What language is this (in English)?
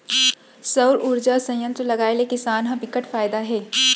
Chhattisgarhi